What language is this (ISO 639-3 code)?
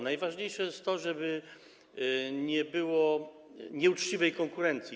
pol